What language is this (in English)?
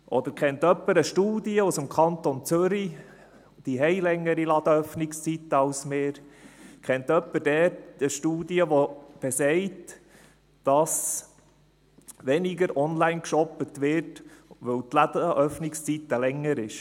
Swiss German